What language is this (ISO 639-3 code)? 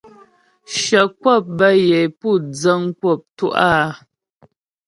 bbj